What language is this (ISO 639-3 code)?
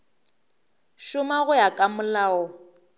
nso